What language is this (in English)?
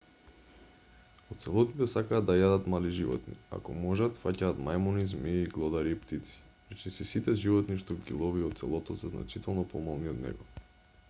Macedonian